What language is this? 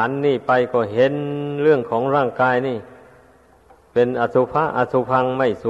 Thai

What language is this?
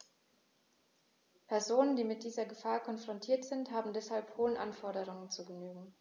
German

